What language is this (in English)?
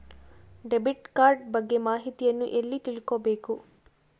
Kannada